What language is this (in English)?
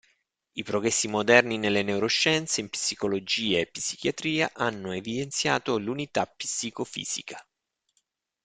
Italian